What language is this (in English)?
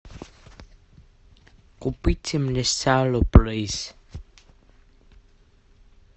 Russian